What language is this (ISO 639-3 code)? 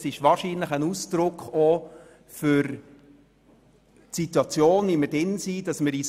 gsw